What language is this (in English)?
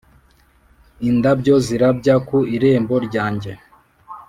Kinyarwanda